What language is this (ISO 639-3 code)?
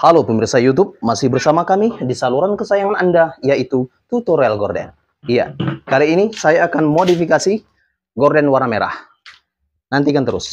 ind